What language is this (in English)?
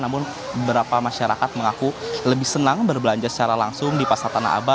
Indonesian